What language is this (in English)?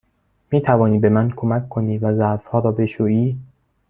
Persian